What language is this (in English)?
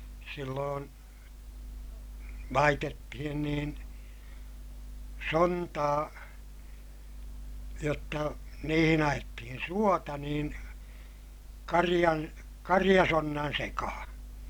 Finnish